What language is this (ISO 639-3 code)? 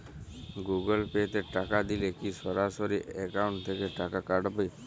ben